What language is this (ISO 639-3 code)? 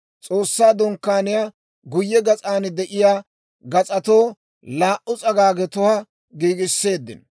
dwr